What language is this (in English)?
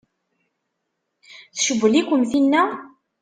Kabyle